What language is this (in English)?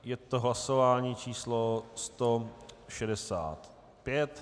Czech